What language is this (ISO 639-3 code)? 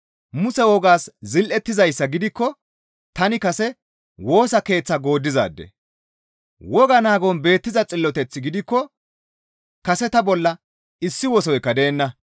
gmv